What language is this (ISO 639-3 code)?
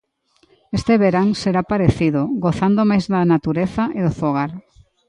glg